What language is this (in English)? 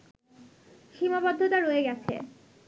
Bangla